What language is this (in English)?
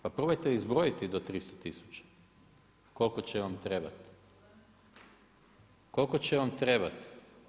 Croatian